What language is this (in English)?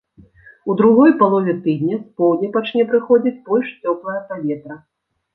Belarusian